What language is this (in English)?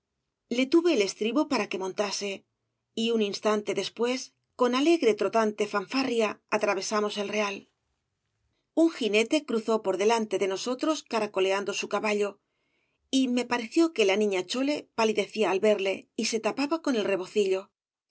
Spanish